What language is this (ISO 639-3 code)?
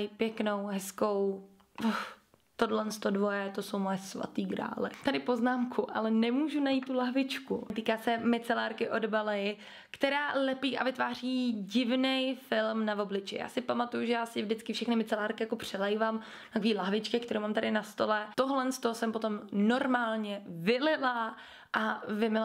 ces